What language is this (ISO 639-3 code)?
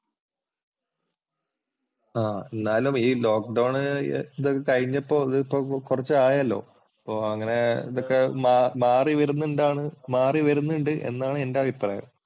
mal